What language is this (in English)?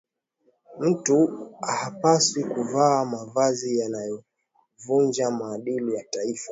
Swahili